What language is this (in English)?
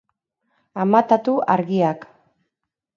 Basque